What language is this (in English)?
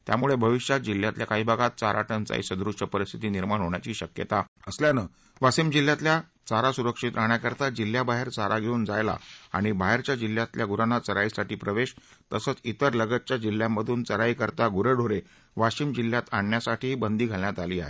Marathi